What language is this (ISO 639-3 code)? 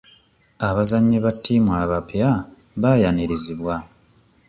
lug